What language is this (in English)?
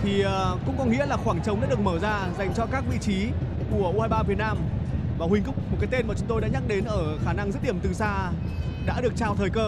Vietnamese